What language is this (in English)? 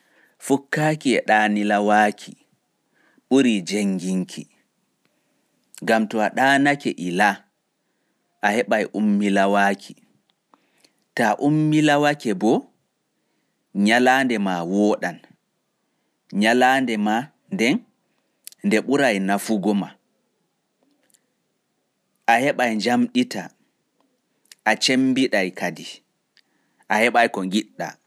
Pular